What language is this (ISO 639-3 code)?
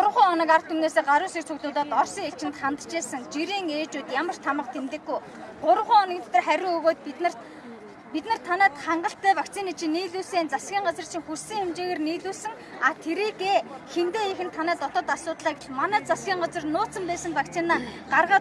tur